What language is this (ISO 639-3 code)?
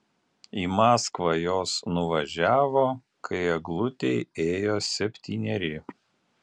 lit